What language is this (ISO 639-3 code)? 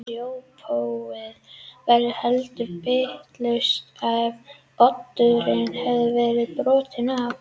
isl